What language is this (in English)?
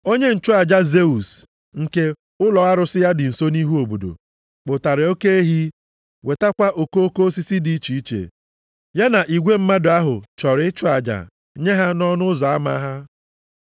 Igbo